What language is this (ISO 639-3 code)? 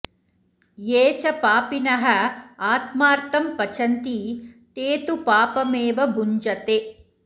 san